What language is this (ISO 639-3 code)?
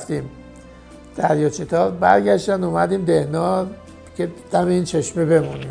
fas